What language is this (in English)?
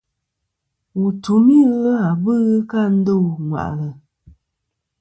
Kom